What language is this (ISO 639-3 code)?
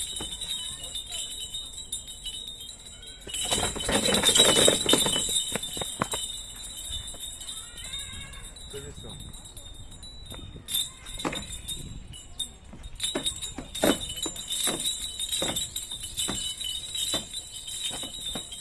kor